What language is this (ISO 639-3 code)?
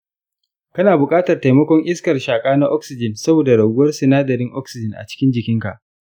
hau